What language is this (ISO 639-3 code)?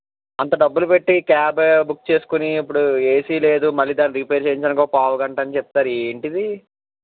tel